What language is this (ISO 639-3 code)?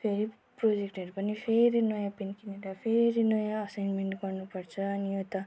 nep